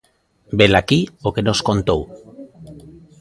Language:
Galician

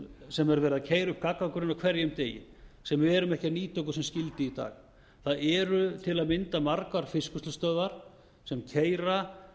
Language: Icelandic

